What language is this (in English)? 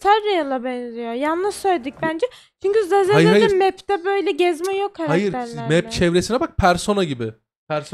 Turkish